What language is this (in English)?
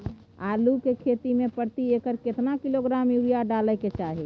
Maithili